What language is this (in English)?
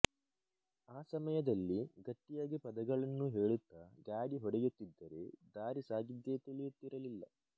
Kannada